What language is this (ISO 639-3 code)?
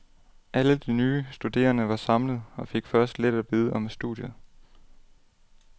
dan